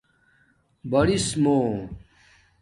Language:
Domaaki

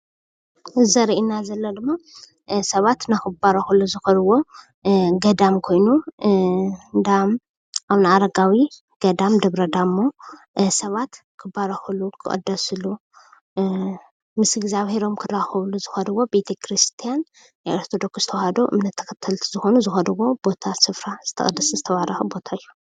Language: Tigrinya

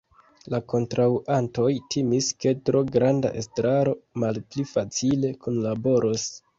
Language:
Esperanto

